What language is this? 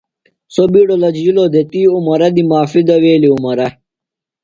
Phalura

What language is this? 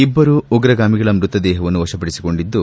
Kannada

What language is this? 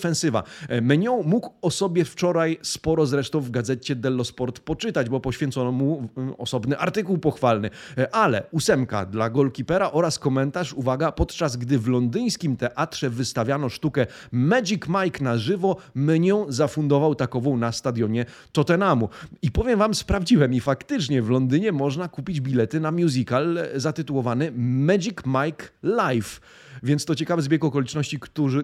Polish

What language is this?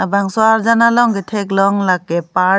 Karbi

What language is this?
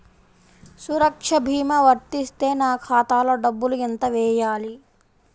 Telugu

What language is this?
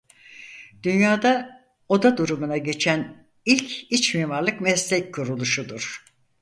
Turkish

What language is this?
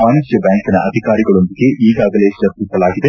Kannada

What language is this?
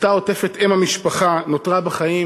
Hebrew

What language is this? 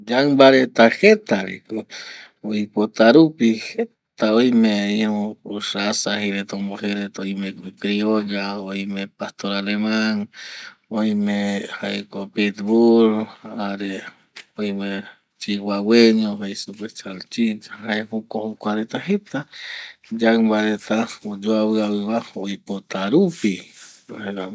Eastern Bolivian Guaraní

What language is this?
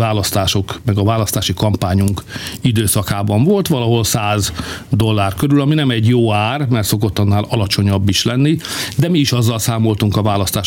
Hungarian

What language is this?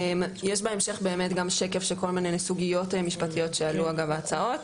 Hebrew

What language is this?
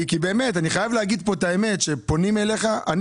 Hebrew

